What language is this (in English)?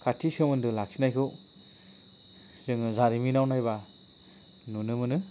Bodo